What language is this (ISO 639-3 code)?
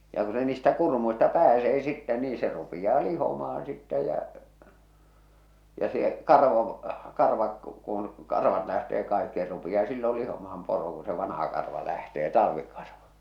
fin